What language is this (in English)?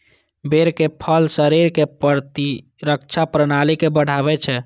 Maithili